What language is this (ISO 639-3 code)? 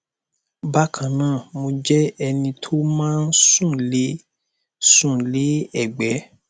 yor